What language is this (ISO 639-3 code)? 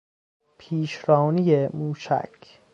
fas